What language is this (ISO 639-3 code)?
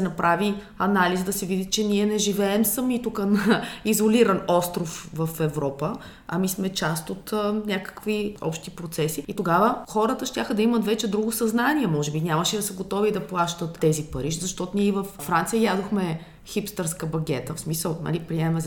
bul